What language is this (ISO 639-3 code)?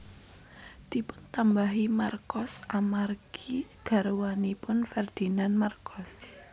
jav